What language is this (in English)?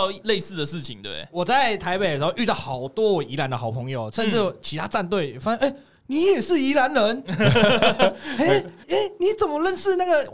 Chinese